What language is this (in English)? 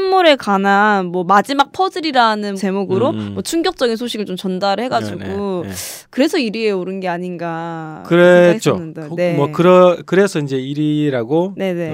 Korean